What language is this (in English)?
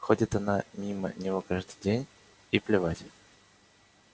Russian